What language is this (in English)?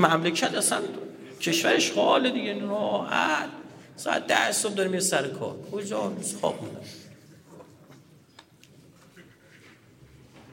Persian